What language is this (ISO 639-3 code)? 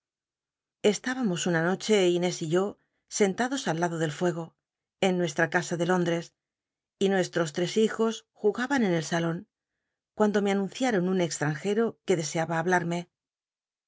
spa